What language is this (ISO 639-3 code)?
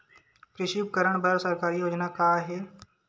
hne